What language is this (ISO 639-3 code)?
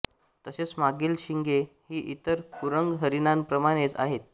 mar